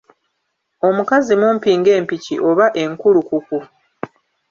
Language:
Ganda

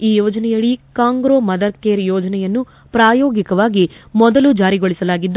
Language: Kannada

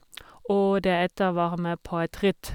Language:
Norwegian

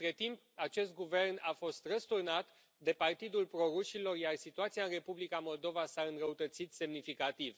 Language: Romanian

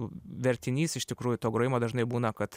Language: Lithuanian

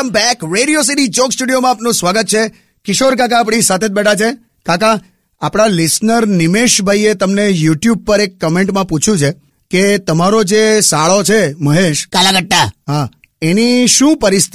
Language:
Hindi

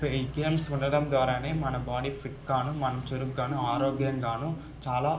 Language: Telugu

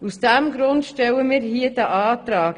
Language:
Swiss German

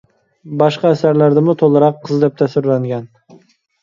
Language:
Uyghur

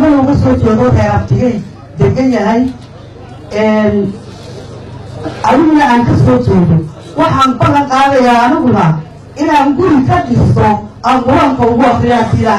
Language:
Turkish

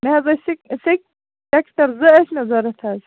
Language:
Kashmiri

